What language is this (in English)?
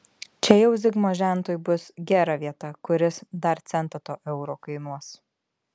Lithuanian